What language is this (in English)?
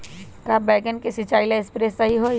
Magahi